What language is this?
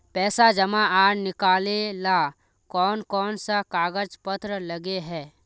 Magahi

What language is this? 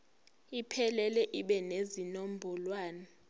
Zulu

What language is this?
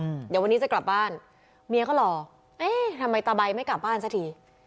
Thai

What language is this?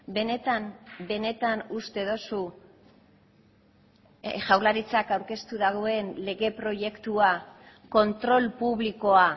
Basque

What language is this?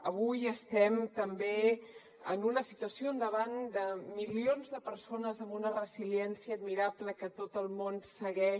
Catalan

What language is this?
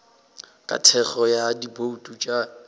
Northern Sotho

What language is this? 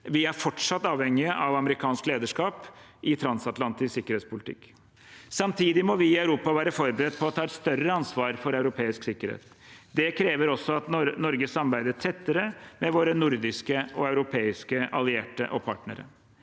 Norwegian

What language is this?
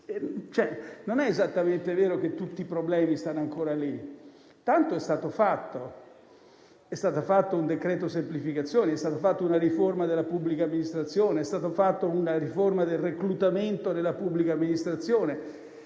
Italian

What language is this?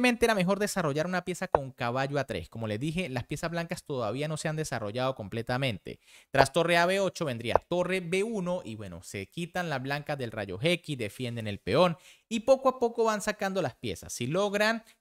Spanish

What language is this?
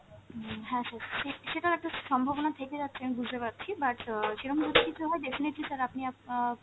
Bangla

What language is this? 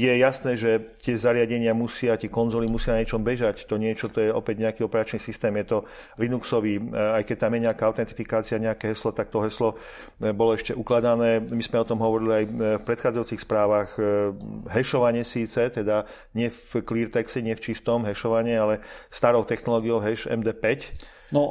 Slovak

